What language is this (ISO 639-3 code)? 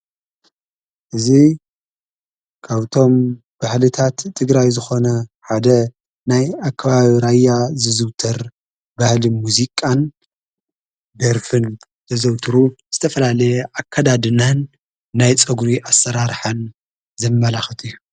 tir